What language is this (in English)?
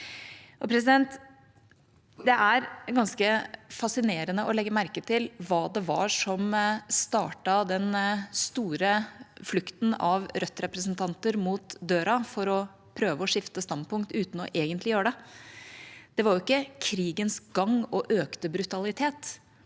Norwegian